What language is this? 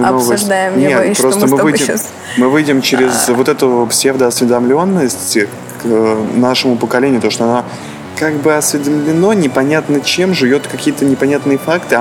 Russian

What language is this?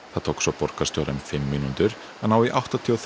Icelandic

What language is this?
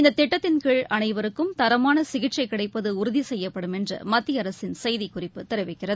Tamil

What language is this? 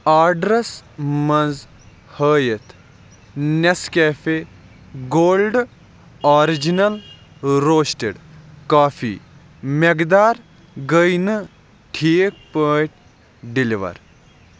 Kashmiri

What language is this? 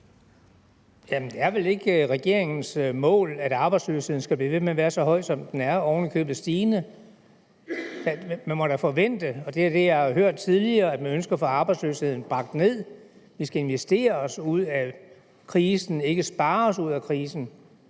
Danish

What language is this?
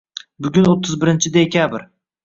Uzbek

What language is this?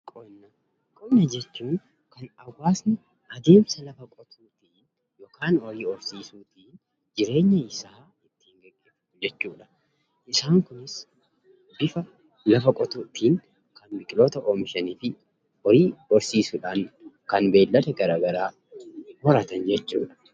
Oromo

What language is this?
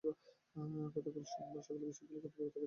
Bangla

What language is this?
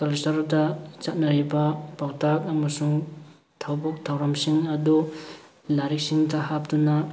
Manipuri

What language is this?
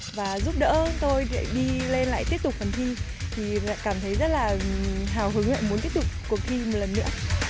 Vietnamese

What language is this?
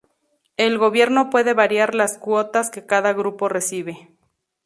Spanish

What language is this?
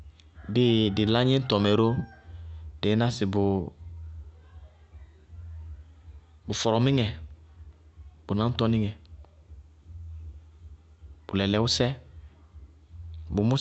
Bago-Kusuntu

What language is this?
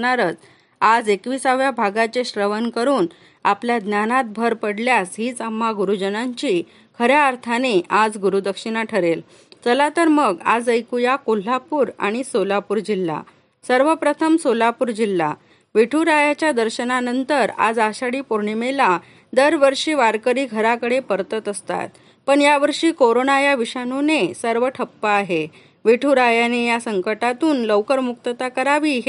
Marathi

